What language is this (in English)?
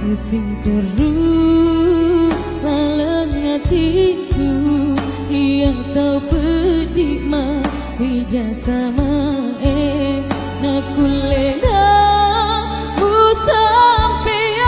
Arabic